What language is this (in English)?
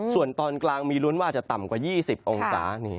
Thai